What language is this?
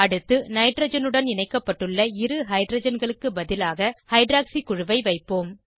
Tamil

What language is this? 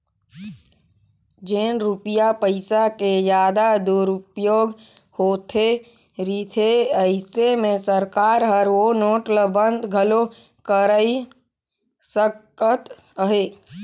Chhattisgarhi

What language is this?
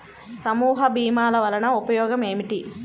Telugu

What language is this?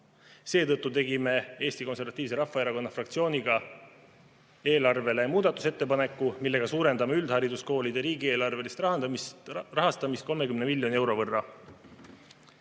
Estonian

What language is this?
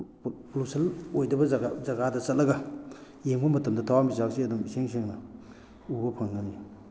Manipuri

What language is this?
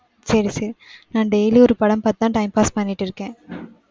Tamil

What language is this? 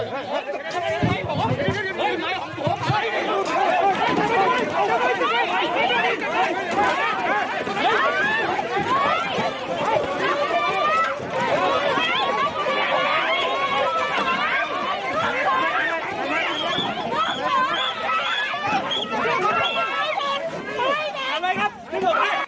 Thai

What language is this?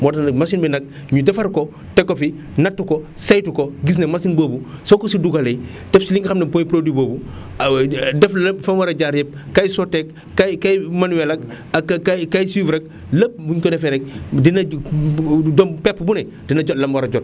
Wolof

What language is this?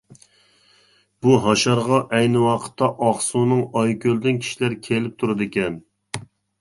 Uyghur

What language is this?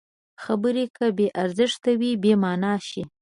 Pashto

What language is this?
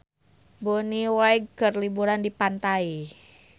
Sundanese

